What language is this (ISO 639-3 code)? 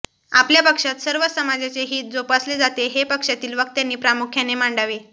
mar